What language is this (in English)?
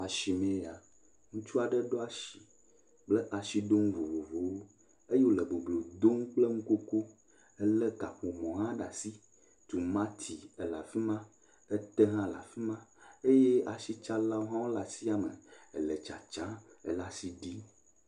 Ewe